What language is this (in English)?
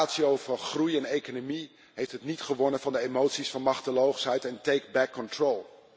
Dutch